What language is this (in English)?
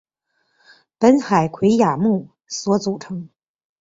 Chinese